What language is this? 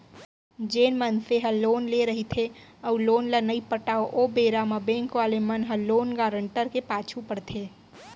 Chhattisgarhi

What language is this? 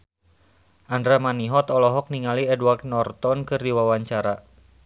Sundanese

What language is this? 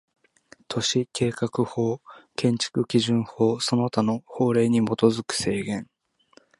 Japanese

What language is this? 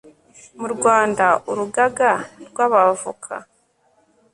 Kinyarwanda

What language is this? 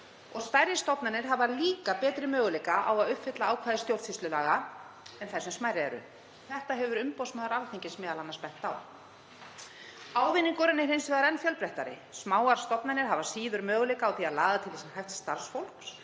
Icelandic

